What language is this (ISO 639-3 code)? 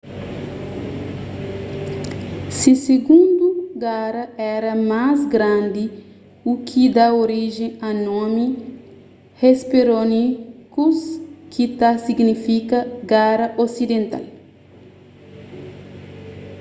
kea